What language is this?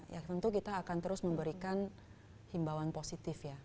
Indonesian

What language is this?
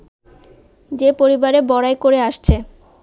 Bangla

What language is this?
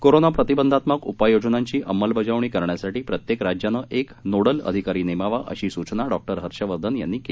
Marathi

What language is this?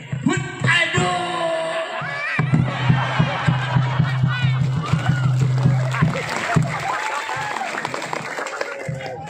Indonesian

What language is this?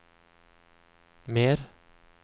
Norwegian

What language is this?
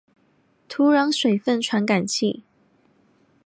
Chinese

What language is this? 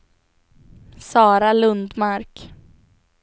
Swedish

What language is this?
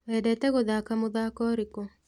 Kikuyu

